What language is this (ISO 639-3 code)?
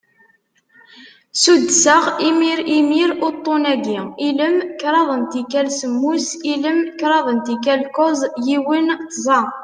kab